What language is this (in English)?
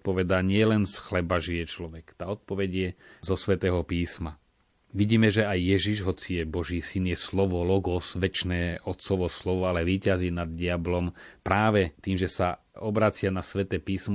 Slovak